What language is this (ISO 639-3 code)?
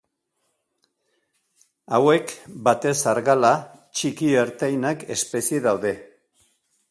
eus